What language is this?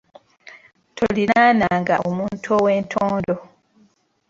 Ganda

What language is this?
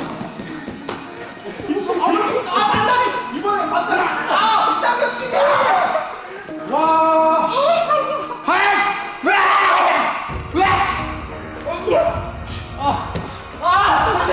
Korean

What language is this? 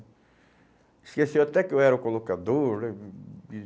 Portuguese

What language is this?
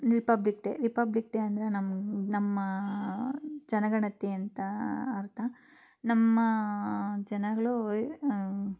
Kannada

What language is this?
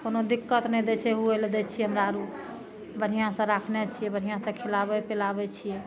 Maithili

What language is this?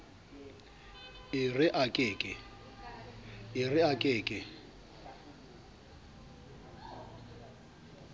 Southern Sotho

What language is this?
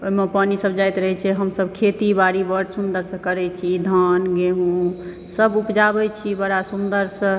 Maithili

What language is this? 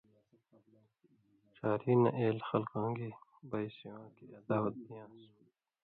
Indus Kohistani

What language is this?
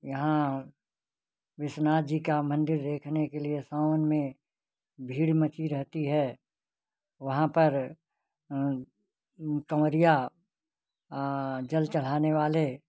Hindi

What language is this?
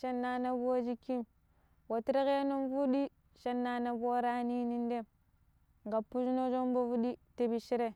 Pero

